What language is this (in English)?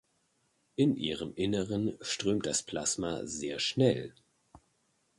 German